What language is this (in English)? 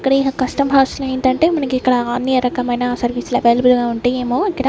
Telugu